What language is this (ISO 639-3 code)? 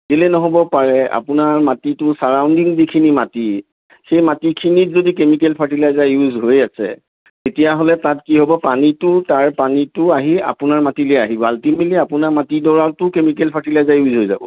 asm